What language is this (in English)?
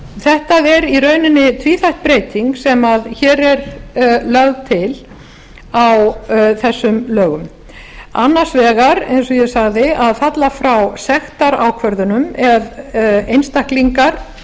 Icelandic